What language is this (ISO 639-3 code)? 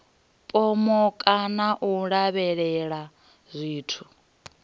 ven